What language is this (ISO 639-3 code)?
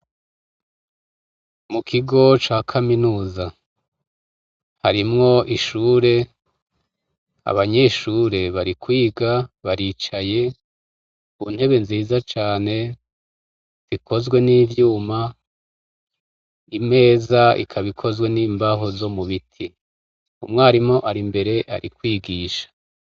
run